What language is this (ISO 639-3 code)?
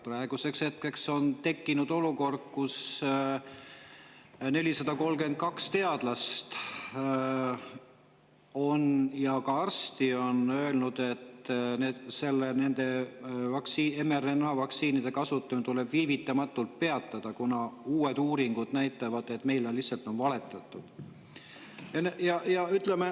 est